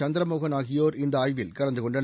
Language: Tamil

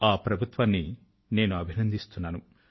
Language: Telugu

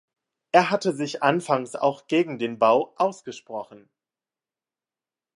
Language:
German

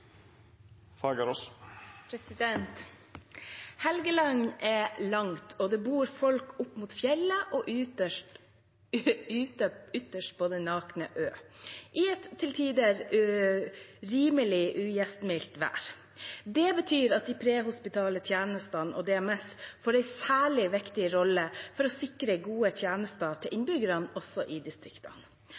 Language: Norwegian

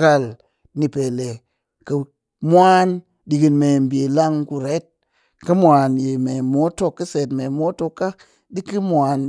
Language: Cakfem-Mushere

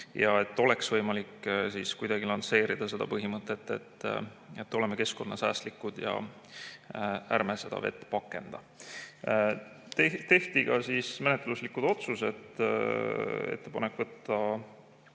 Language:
Estonian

